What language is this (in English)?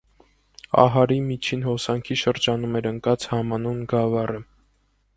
Armenian